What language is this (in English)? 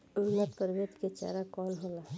Bhojpuri